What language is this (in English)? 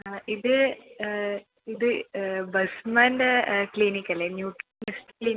Malayalam